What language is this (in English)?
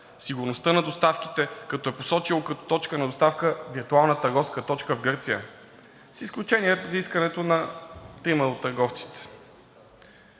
Bulgarian